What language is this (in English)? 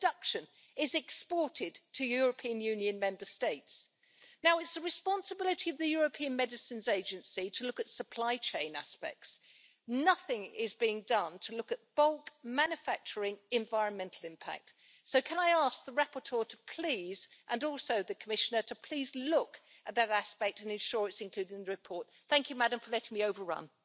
Spanish